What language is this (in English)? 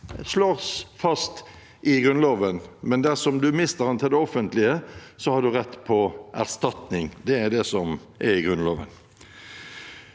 Norwegian